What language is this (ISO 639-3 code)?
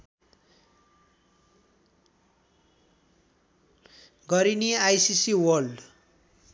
nep